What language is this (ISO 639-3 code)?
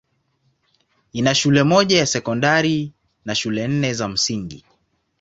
swa